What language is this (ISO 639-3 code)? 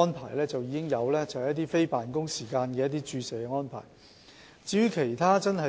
yue